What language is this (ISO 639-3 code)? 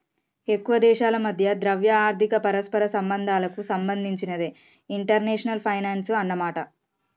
tel